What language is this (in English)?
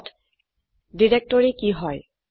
Assamese